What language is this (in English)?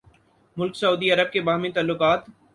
Urdu